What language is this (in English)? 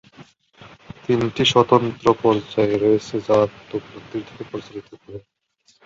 Bangla